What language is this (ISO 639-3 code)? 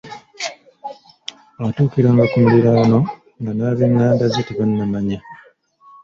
lug